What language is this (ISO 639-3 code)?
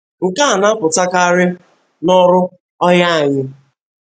ibo